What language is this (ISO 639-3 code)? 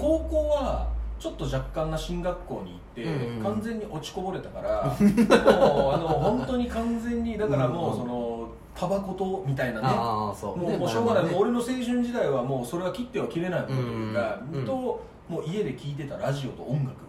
jpn